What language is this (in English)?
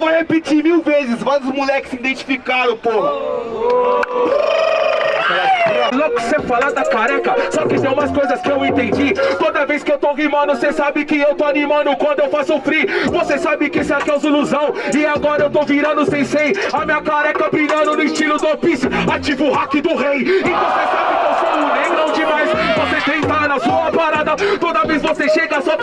Portuguese